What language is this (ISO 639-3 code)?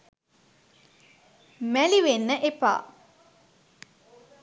sin